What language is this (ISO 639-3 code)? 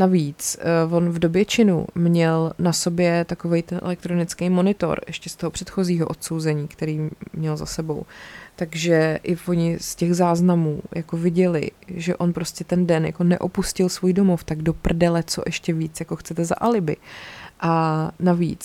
ces